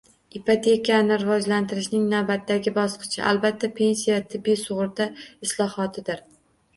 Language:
Uzbek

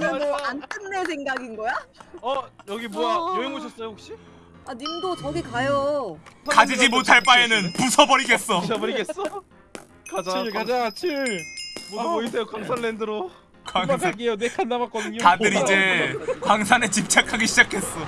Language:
Korean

